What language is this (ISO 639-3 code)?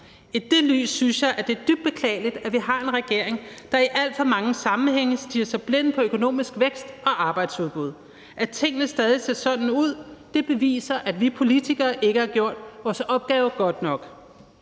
dan